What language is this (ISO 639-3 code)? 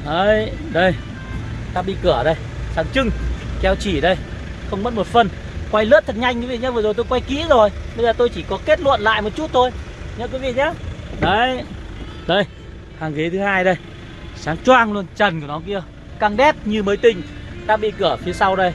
vie